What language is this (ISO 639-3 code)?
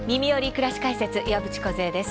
jpn